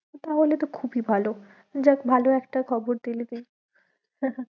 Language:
Bangla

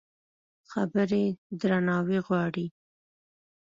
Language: Pashto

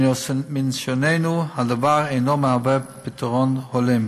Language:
Hebrew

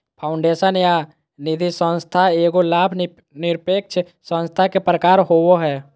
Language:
Magahi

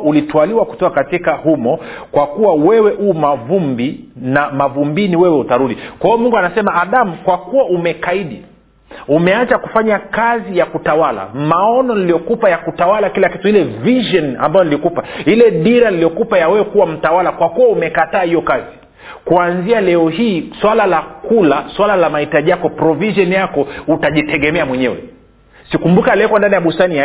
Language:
Swahili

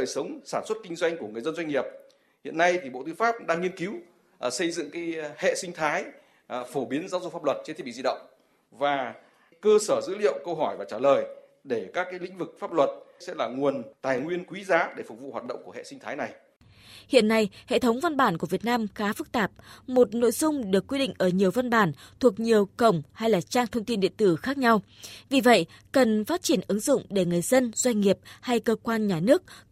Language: Vietnamese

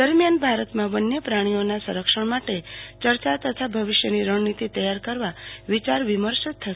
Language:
Gujarati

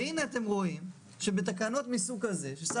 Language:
Hebrew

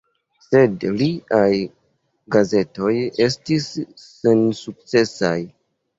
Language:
Esperanto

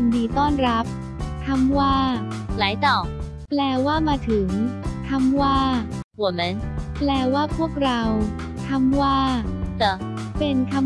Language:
Thai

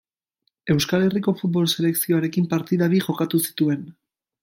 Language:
Basque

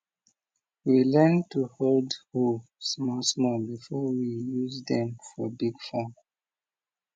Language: Nigerian Pidgin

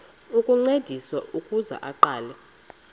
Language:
Xhosa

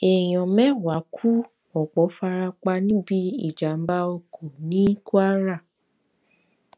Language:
Yoruba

